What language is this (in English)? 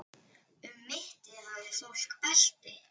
Icelandic